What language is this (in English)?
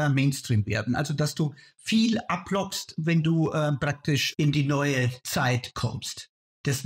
German